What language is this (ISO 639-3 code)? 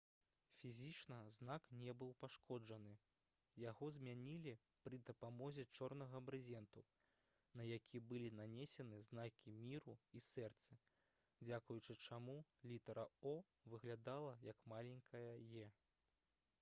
bel